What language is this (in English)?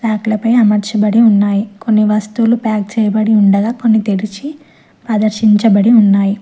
Telugu